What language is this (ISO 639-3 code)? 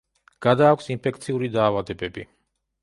kat